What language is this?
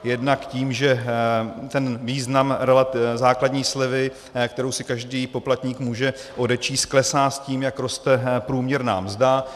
Czech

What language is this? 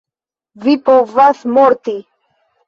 Esperanto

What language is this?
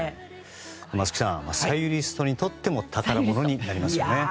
Japanese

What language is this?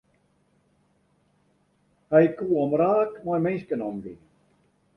Western Frisian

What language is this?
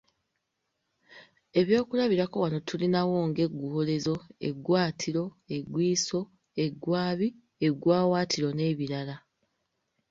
Ganda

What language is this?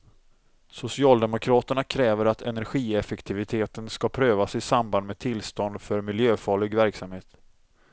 Swedish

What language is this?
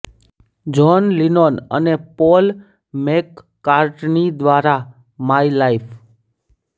Gujarati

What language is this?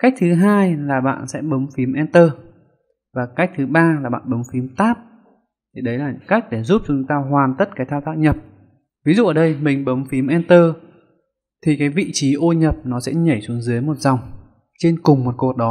Vietnamese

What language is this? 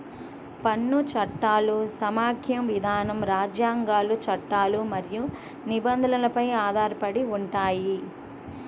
Telugu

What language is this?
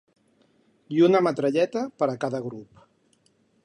Catalan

